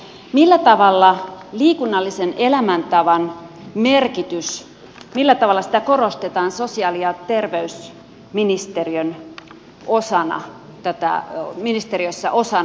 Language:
Finnish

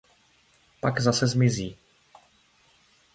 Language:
Czech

